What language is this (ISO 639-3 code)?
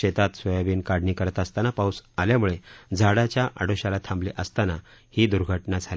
mar